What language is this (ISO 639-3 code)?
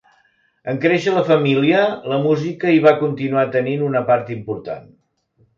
cat